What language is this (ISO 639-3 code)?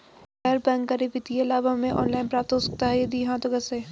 hin